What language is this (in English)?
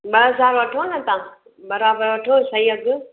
Sindhi